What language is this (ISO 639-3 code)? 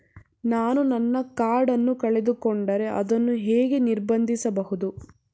kan